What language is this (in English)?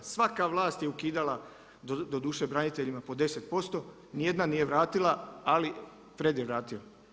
Croatian